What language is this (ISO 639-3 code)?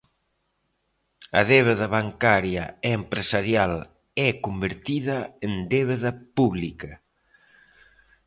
glg